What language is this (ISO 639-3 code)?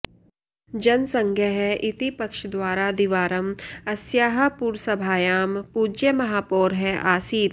san